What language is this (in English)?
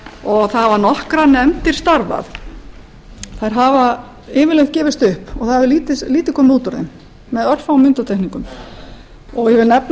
Icelandic